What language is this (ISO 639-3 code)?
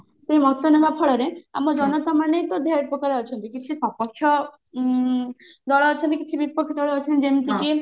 ori